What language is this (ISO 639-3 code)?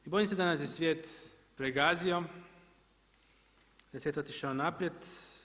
hrv